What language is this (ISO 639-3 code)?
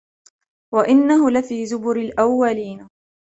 ara